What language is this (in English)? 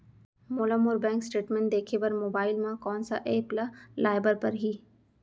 Chhattisgarhi